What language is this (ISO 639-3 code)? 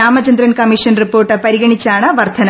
mal